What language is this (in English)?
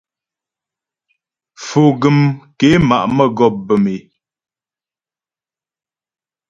Ghomala